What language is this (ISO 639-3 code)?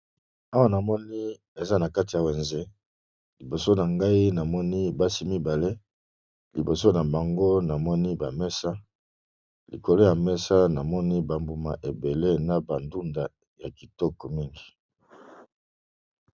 lin